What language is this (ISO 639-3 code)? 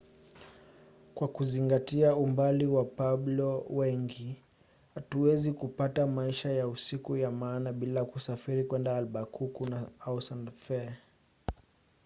swa